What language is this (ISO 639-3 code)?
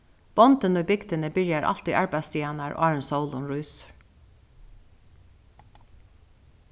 fao